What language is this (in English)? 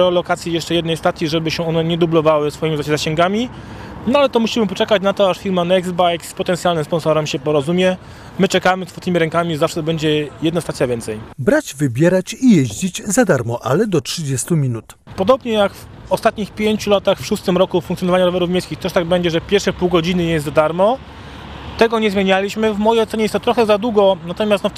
Polish